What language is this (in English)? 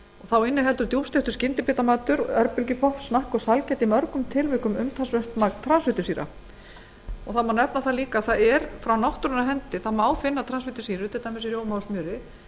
Icelandic